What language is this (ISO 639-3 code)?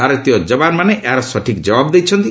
ori